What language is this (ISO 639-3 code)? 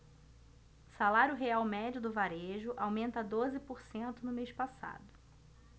por